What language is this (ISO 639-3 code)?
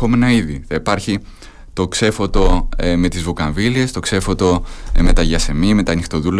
ell